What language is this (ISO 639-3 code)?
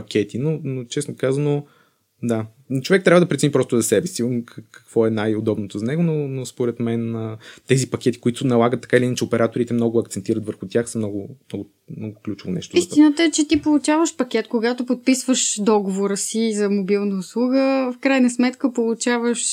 bul